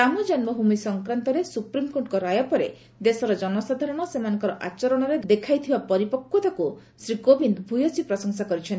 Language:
Odia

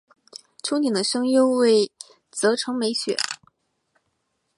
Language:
Chinese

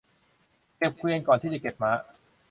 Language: Thai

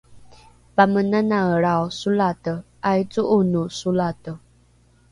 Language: Rukai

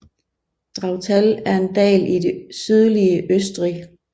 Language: Danish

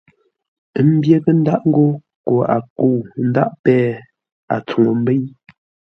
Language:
Ngombale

